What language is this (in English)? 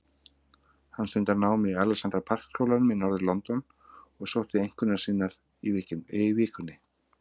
Icelandic